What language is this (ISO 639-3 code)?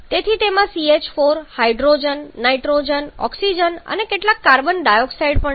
guj